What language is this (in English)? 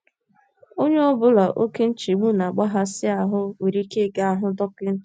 Igbo